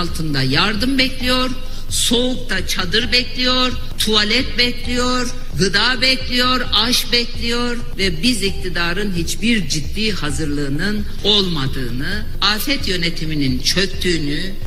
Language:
Turkish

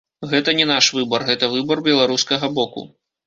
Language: Belarusian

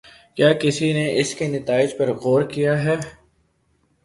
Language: Urdu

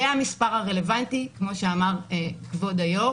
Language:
Hebrew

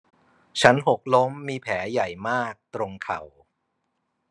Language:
Thai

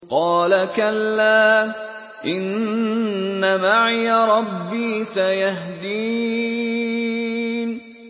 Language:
Arabic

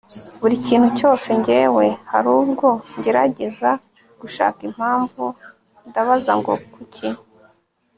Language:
Kinyarwanda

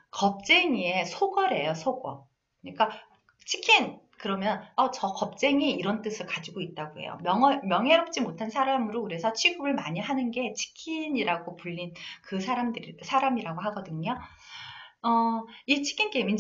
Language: Korean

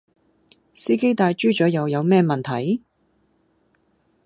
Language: Cantonese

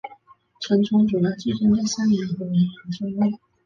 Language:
Chinese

